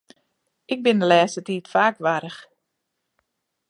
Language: Western Frisian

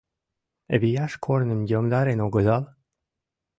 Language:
Mari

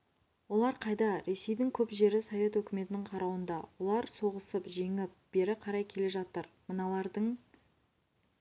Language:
Kazakh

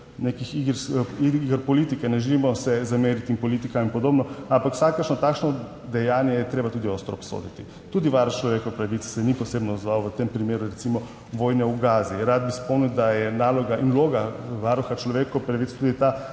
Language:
Slovenian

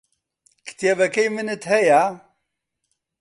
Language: Central Kurdish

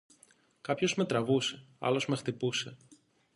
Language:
Greek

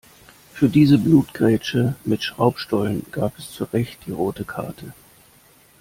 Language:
German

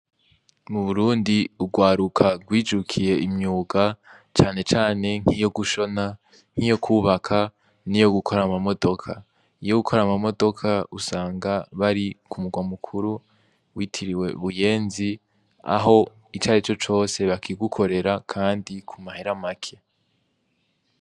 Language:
Rundi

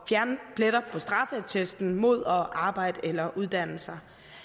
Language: Danish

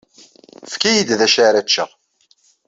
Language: Kabyle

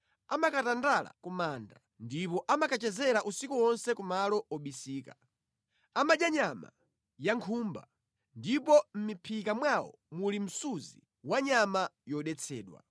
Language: Nyanja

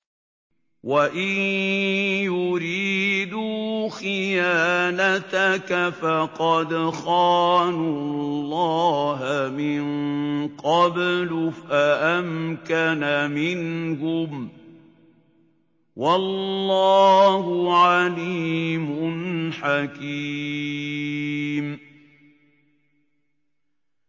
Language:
Arabic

